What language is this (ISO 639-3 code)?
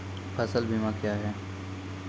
mai